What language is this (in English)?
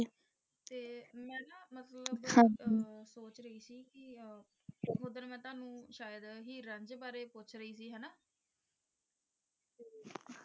Punjabi